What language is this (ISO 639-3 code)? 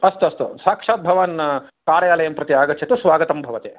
san